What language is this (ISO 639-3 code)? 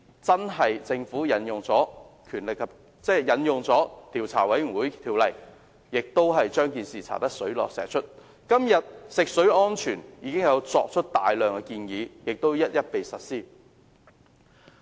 yue